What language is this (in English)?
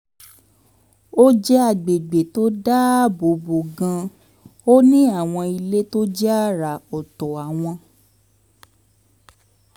Yoruba